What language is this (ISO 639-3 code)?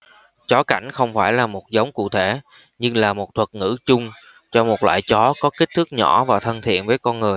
vie